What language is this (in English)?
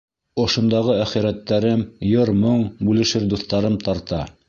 Bashkir